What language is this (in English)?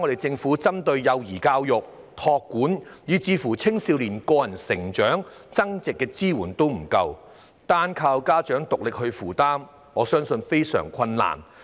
Cantonese